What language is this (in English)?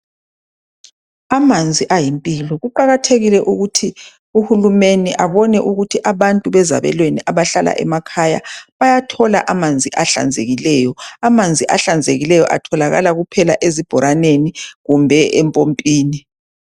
North Ndebele